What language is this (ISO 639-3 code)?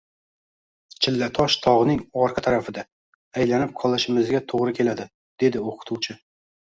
uzb